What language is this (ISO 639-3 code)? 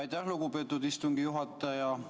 est